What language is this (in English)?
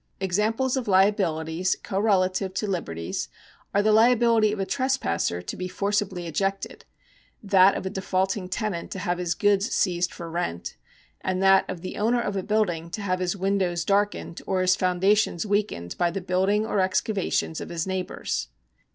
English